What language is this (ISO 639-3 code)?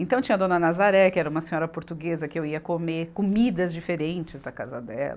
por